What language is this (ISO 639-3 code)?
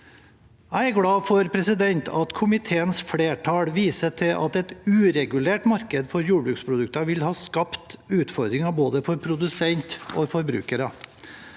nor